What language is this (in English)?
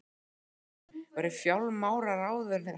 Icelandic